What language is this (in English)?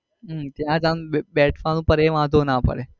Gujarati